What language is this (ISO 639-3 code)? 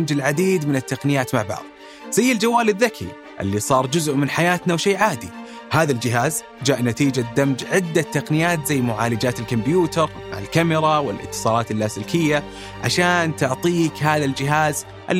ara